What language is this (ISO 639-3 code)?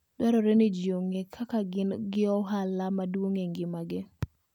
luo